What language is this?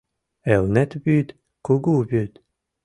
Mari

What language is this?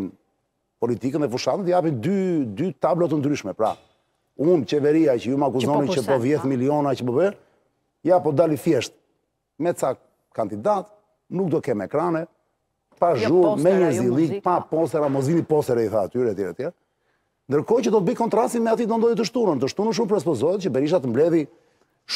Romanian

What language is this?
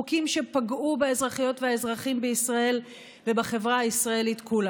Hebrew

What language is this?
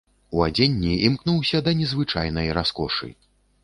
Belarusian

